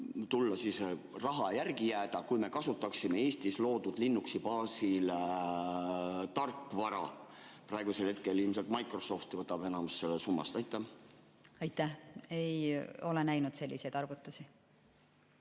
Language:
Estonian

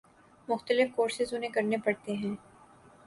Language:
Urdu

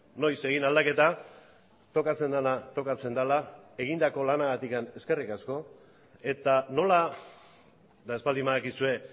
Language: Basque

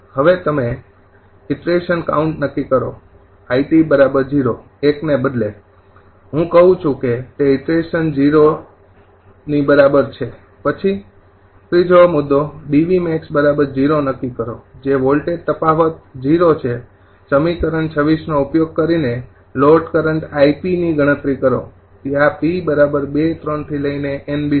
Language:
Gujarati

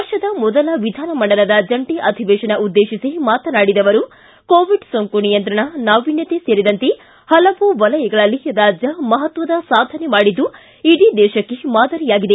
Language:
Kannada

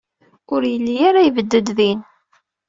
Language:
Kabyle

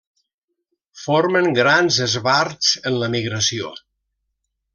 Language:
Catalan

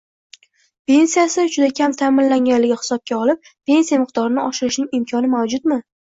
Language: Uzbek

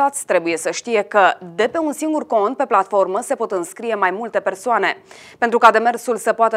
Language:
Romanian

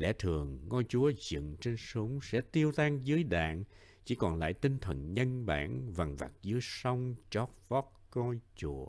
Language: Vietnamese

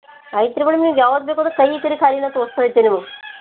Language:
Kannada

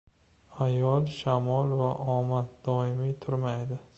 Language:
Uzbek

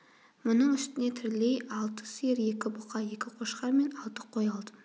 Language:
Kazakh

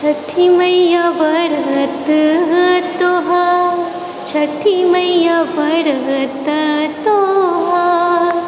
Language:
Maithili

